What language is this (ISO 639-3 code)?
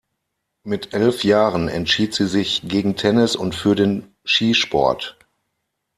deu